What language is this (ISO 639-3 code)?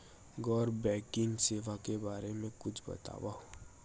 hne